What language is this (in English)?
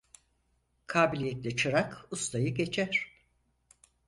Turkish